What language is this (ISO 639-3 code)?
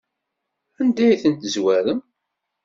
kab